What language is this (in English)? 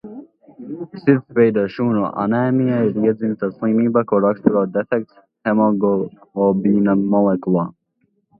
Latvian